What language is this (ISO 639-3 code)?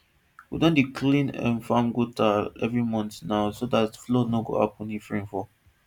pcm